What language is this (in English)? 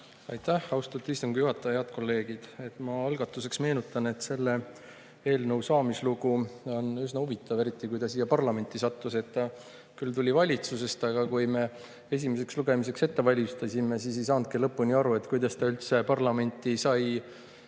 Estonian